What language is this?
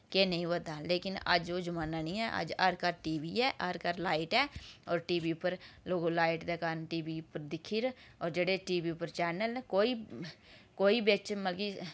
Dogri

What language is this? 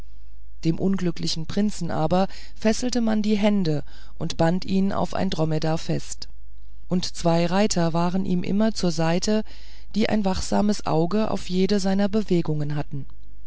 German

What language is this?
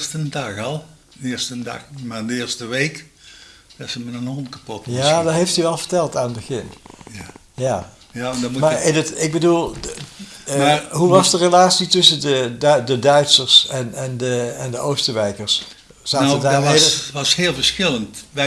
Dutch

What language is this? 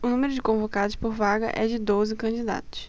Portuguese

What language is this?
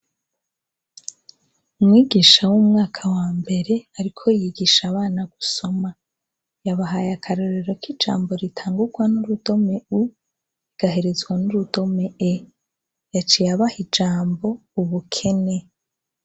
Rundi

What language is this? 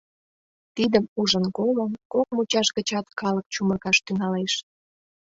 Mari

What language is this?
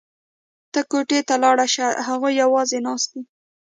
Pashto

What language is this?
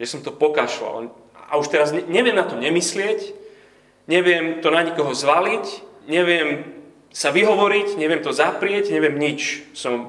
Slovak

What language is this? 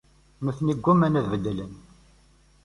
Kabyle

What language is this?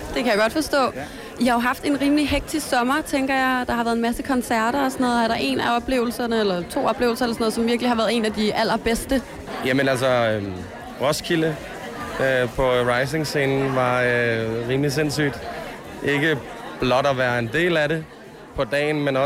Danish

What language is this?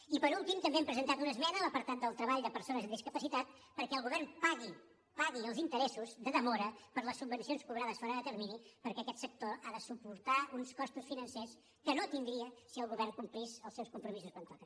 Catalan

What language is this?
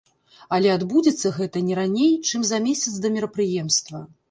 Belarusian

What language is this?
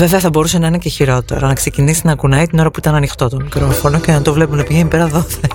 Greek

